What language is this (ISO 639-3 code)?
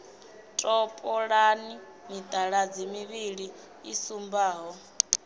ven